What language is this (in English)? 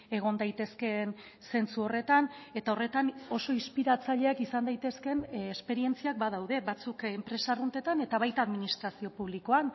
Basque